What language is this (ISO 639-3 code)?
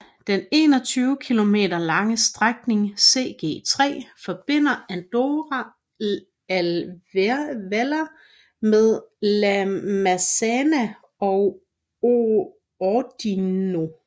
dan